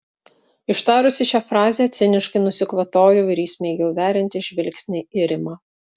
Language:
Lithuanian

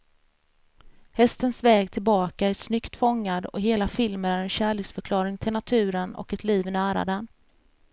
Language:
Swedish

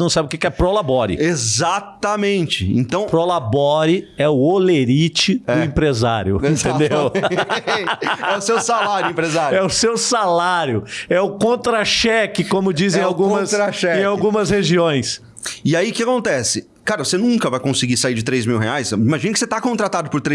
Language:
Portuguese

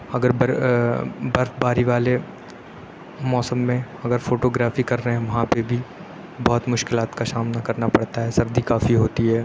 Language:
Urdu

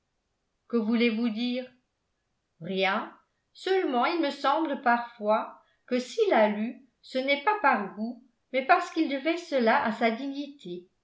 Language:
French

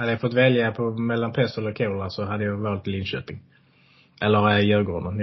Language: Swedish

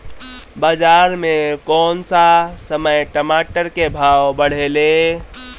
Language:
Bhojpuri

